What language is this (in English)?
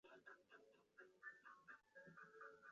Chinese